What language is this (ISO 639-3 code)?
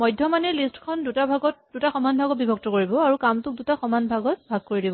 asm